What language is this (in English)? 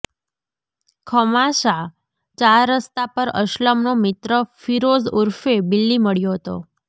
Gujarati